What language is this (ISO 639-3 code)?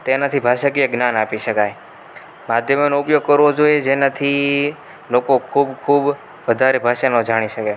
guj